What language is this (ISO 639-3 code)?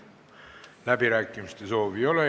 est